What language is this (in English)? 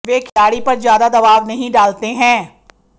Hindi